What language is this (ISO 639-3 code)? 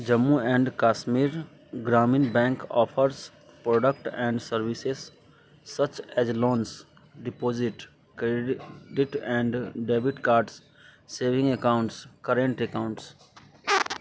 mai